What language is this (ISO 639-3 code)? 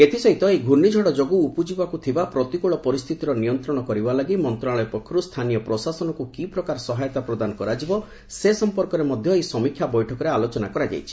ori